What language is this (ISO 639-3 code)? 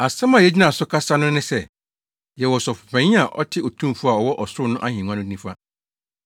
aka